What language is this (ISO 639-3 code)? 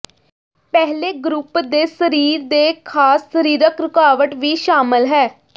pan